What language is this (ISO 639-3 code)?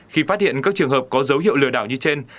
vie